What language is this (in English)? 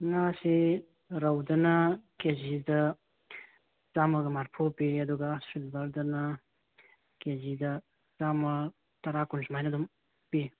Manipuri